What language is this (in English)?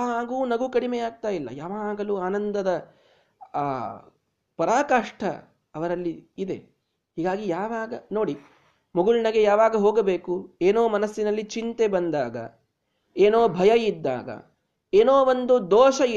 Kannada